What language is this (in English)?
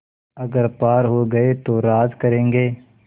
Hindi